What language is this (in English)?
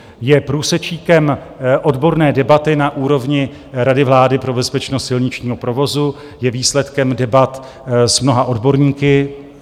Czech